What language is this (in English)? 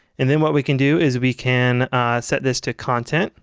English